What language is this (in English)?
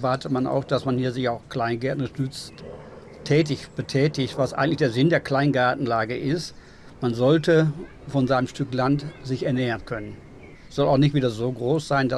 German